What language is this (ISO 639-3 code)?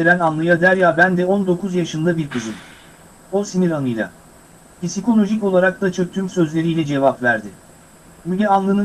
tur